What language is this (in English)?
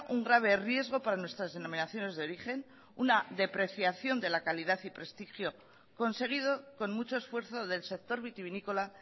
Spanish